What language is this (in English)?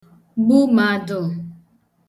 Igbo